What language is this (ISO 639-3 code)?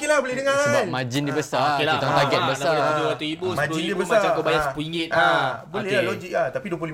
msa